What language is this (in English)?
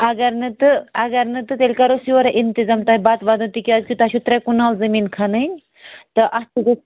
Kashmiri